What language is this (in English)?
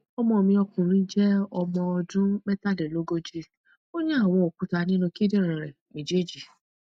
Yoruba